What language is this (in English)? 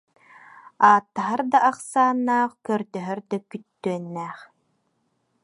Yakut